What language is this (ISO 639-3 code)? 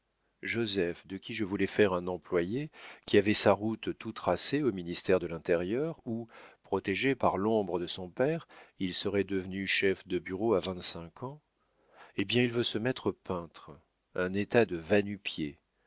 fra